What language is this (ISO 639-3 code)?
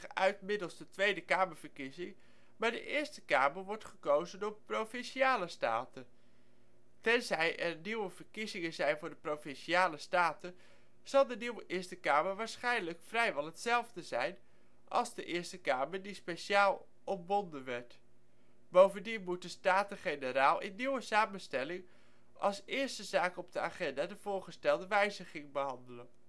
nld